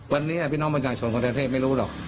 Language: Thai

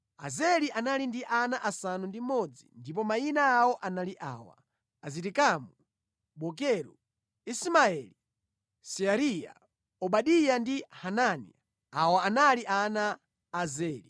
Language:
Nyanja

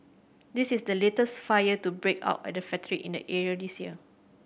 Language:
English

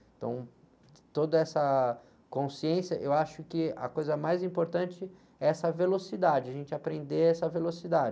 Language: Portuguese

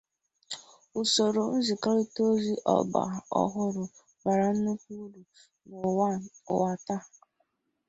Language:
Igbo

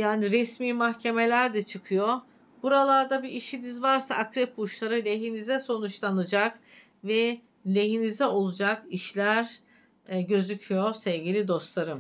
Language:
Turkish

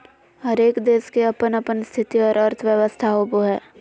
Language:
Magahi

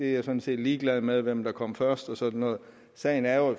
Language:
Danish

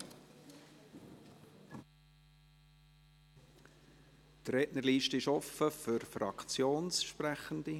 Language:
Swiss German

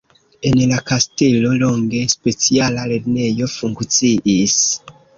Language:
Esperanto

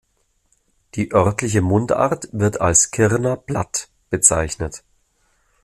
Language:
German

